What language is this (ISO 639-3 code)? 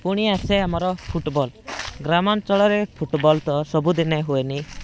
ori